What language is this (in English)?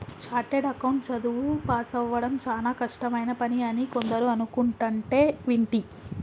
Telugu